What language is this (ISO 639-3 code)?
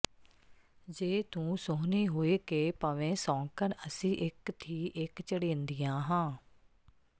pan